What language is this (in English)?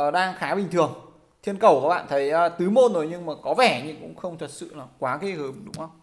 Vietnamese